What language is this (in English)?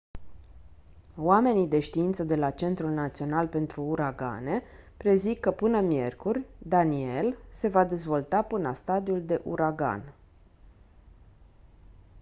Romanian